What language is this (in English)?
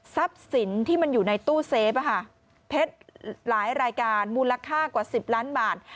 Thai